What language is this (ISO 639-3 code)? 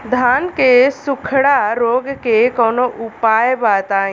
bho